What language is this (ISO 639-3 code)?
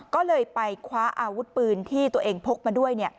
tha